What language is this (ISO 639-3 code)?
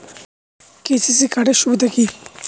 ben